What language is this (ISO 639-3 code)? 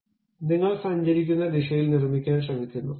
mal